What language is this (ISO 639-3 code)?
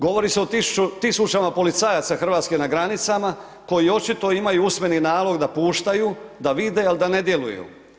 hrv